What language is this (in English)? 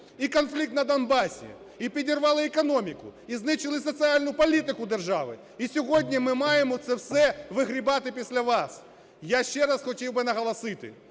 Ukrainian